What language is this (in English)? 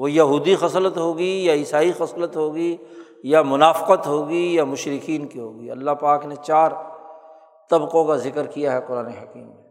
Urdu